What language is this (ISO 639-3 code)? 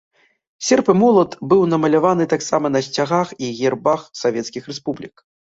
bel